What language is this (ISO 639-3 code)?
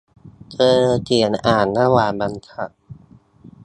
tha